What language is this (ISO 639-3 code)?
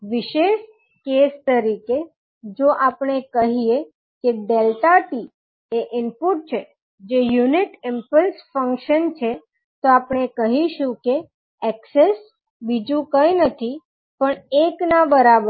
guj